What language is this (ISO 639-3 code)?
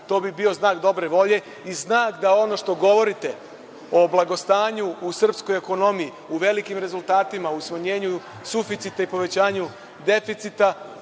srp